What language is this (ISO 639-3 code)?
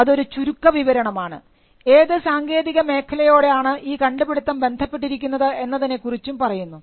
mal